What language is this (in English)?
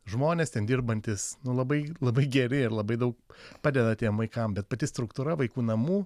Lithuanian